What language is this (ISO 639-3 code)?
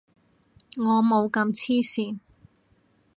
yue